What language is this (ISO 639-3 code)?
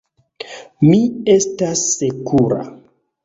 epo